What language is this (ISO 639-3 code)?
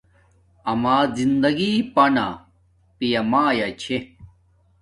dmk